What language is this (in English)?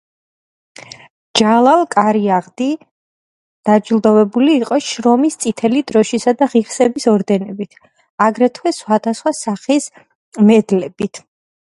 Georgian